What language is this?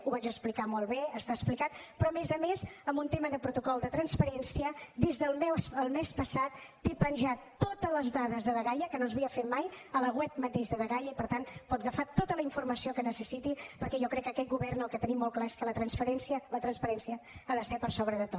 Catalan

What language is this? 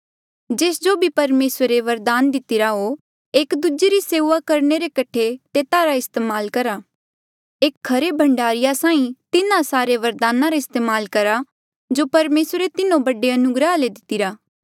Mandeali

